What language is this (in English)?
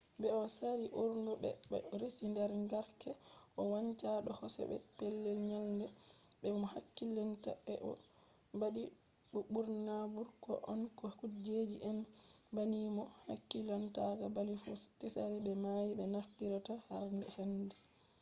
Fula